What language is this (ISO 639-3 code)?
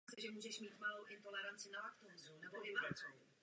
ces